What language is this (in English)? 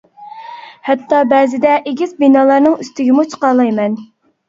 Uyghur